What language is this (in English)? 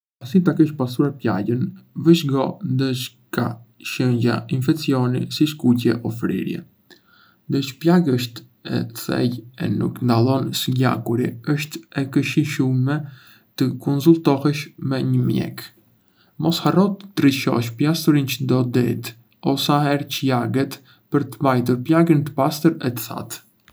Arbëreshë Albanian